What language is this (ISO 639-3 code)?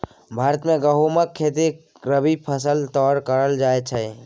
mai